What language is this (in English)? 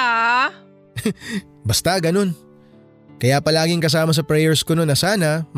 Filipino